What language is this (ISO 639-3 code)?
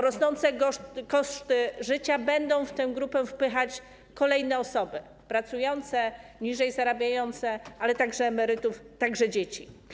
pol